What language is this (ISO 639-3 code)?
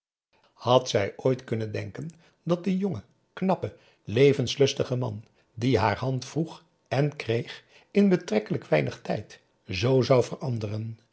nld